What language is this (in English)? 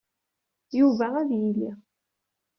Kabyle